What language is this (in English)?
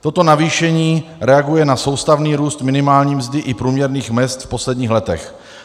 Czech